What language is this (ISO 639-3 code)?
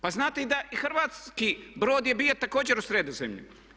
hrv